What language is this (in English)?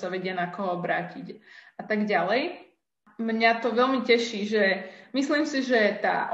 Slovak